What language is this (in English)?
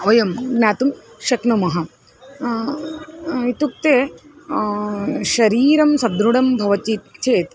Sanskrit